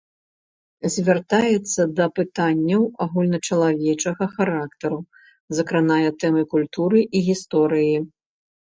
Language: Belarusian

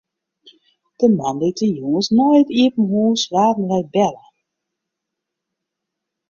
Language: Western Frisian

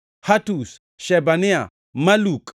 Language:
Luo (Kenya and Tanzania)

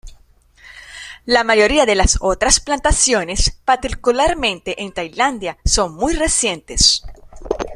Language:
Spanish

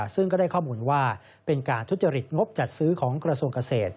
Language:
Thai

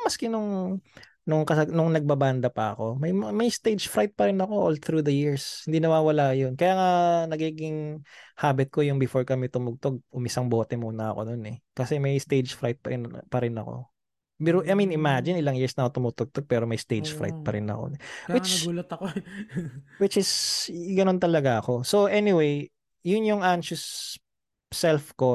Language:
Filipino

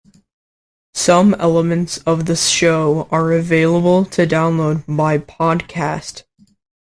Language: English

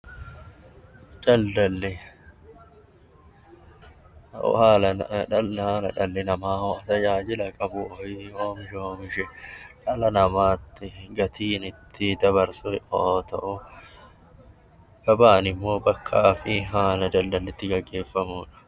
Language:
Oromo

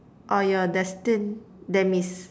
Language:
English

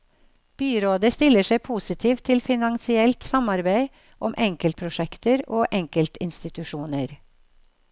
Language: Norwegian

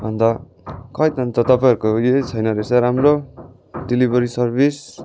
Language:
Nepali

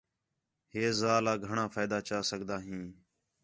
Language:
Khetrani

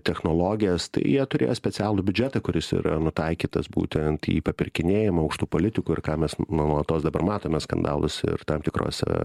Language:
Lithuanian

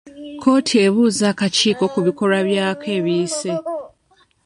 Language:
Ganda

